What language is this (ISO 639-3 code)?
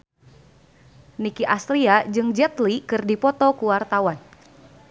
sun